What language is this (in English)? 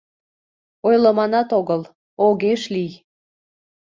Mari